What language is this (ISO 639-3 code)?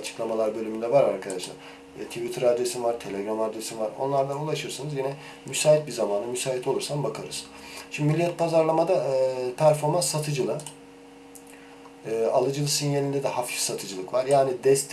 tur